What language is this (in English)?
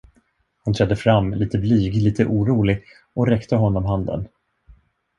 Swedish